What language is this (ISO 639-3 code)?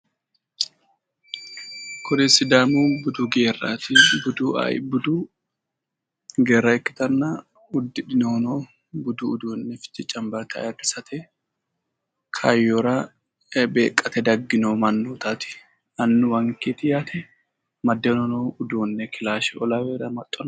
sid